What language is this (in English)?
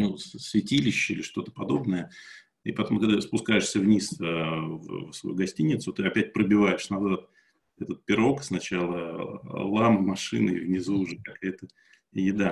Russian